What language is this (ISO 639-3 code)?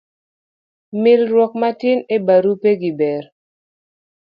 luo